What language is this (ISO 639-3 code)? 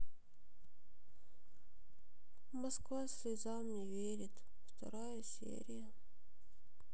rus